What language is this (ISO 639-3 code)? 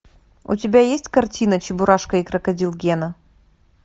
rus